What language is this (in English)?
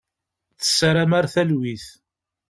Kabyle